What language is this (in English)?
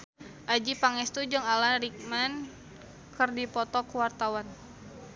Sundanese